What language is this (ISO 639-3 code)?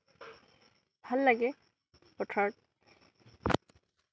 asm